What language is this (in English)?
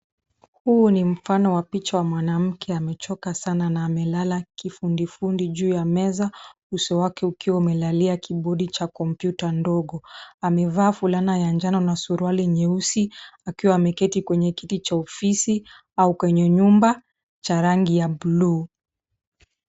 Swahili